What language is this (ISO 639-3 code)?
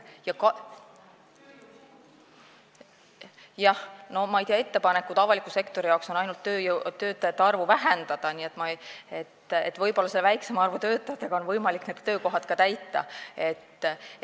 est